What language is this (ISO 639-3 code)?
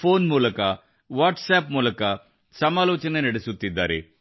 kan